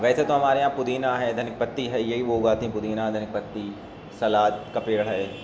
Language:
Urdu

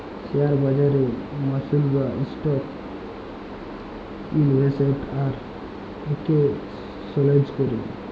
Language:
Bangla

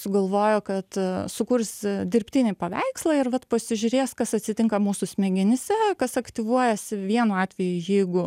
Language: Lithuanian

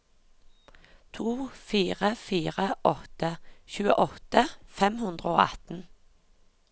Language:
Norwegian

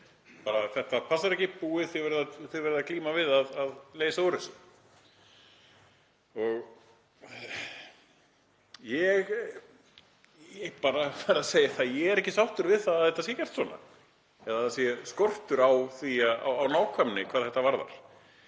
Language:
Icelandic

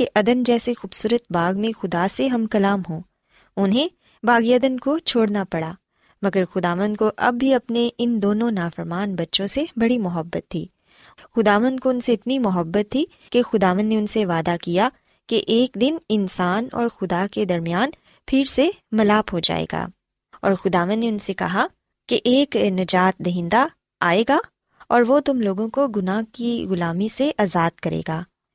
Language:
Urdu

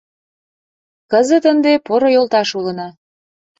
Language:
Mari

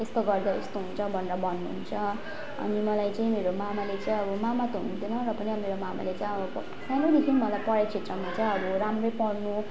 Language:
Nepali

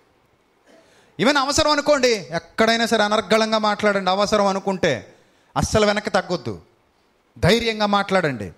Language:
Telugu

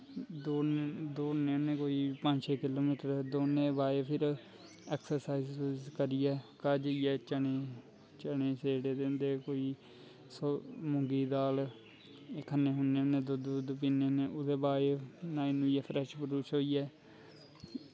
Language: Dogri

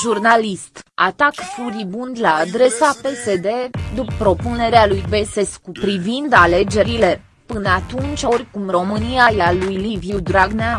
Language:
Romanian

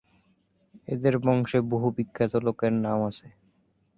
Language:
Bangla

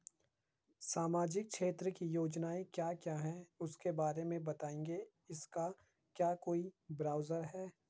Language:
Hindi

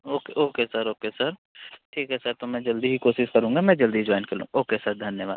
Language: Hindi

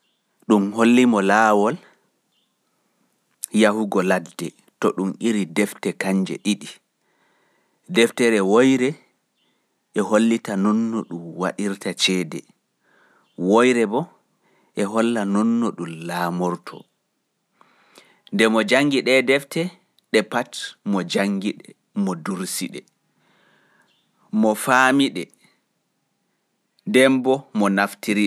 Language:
Pular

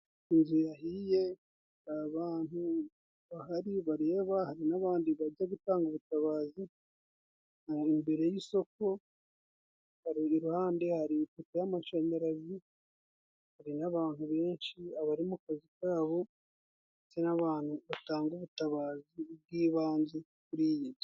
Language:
Kinyarwanda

